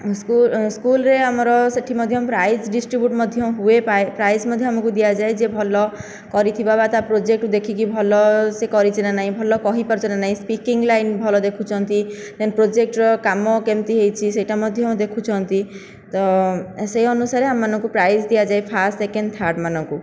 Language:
Odia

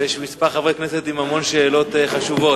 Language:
Hebrew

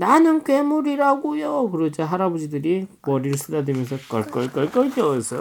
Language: Korean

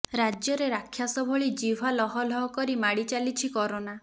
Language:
Odia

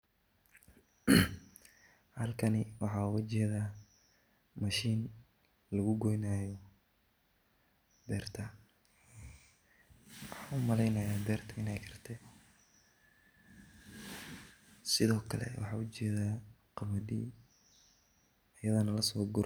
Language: Somali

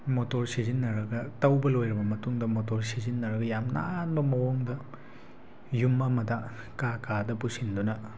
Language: Manipuri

